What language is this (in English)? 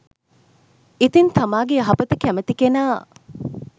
Sinhala